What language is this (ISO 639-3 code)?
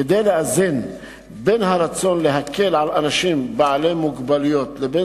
heb